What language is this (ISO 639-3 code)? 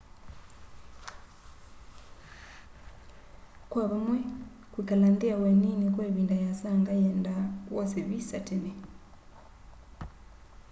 kam